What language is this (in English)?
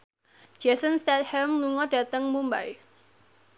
Javanese